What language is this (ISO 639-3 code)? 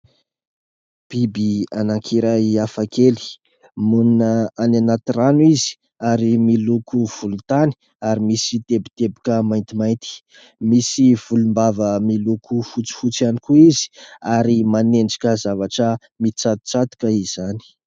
mlg